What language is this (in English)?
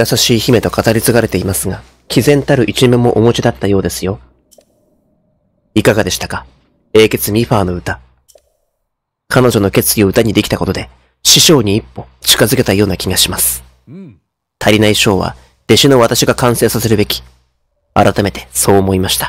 Japanese